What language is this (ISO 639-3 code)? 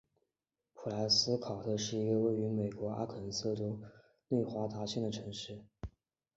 zho